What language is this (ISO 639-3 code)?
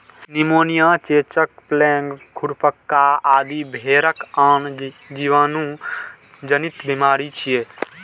mai